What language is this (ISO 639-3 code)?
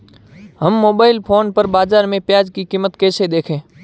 hin